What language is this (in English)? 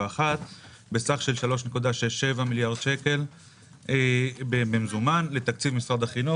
Hebrew